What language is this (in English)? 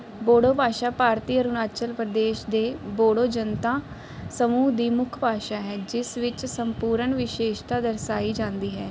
Punjabi